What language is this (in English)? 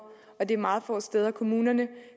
Danish